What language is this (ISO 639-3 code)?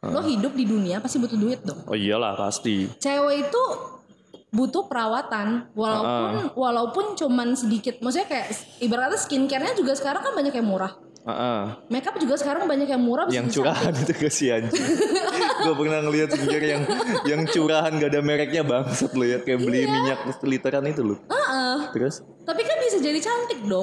ind